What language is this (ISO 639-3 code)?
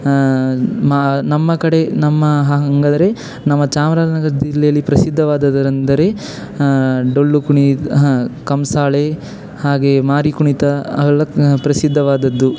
kan